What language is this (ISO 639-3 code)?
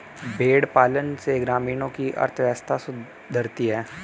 hin